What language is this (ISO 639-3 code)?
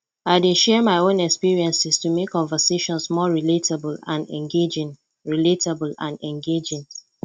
pcm